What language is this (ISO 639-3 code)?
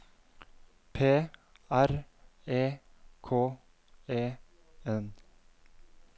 nor